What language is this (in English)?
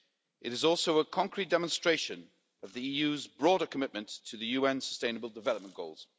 English